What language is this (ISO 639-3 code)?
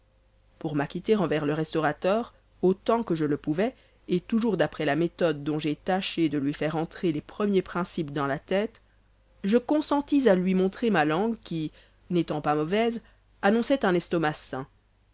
fra